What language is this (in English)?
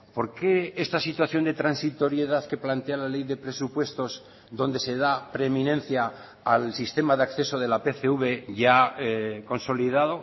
Spanish